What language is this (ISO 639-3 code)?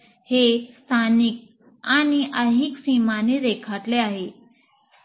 mar